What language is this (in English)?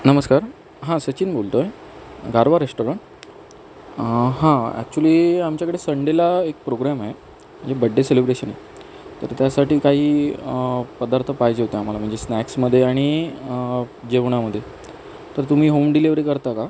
Marathi